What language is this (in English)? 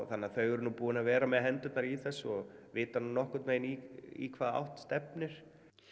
Icelandic